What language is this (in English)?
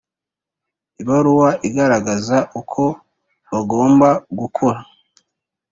Kinyarwanda